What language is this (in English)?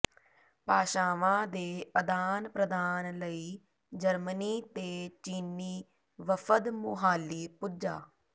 Punjabi